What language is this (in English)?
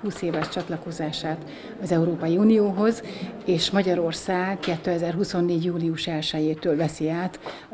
Hungarian